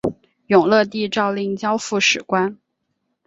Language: Chinese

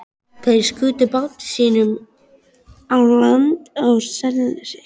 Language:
Icelandic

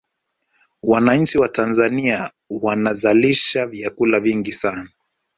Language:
Swahili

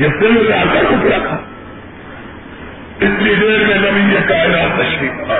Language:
Urdu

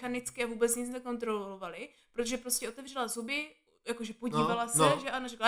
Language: Czech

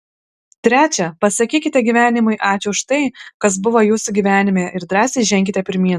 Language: Lithuanian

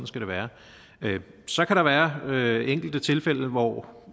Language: Danish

